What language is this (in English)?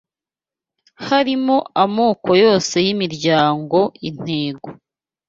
Kinyarwanda